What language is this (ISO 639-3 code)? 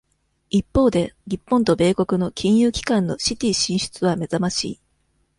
jpn